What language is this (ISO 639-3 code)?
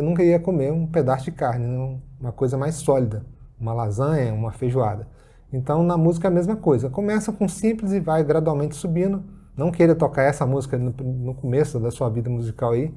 por